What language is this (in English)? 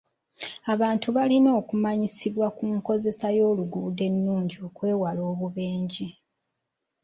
Ganda